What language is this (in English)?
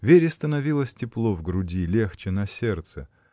Russian